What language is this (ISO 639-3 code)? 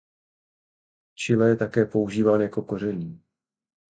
ces